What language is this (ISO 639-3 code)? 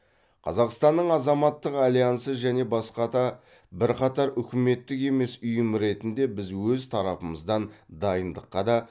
kaz